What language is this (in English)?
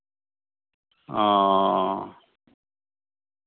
Santali